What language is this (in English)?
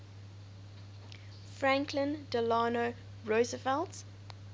English